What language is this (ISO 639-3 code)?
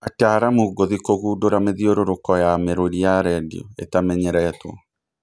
kik